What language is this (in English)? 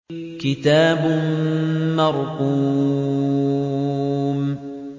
Arabic